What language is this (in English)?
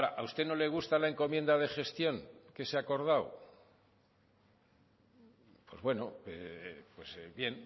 Spanish